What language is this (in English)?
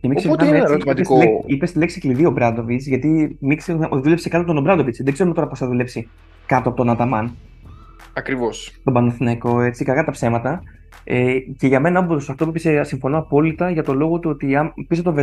Greek